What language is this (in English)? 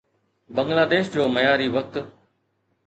Sindhi